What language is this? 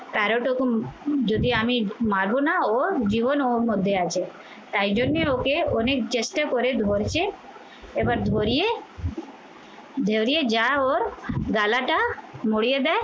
Bangla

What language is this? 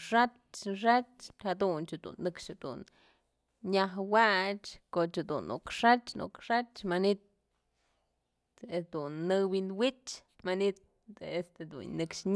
Mazatlán Mixe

